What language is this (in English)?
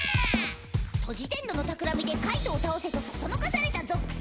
Japanese